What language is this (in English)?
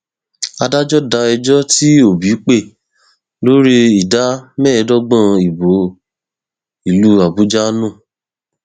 Yoruba